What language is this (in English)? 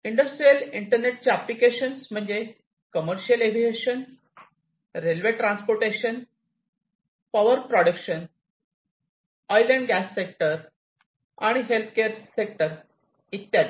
Marathi